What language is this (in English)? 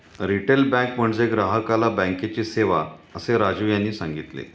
Marathi